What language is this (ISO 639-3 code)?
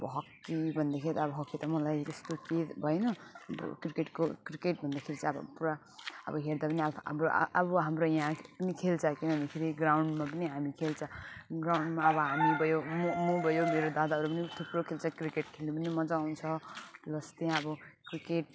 nep